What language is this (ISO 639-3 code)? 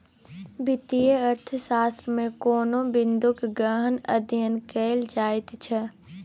mai